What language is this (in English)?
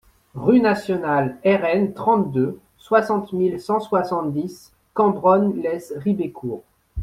French